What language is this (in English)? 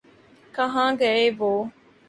Urdu